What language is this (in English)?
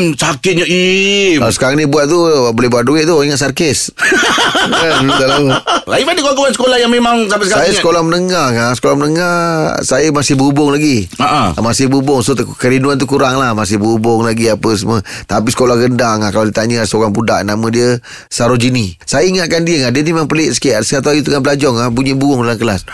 Malay